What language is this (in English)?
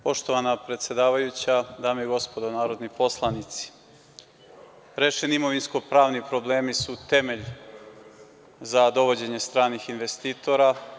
Serbian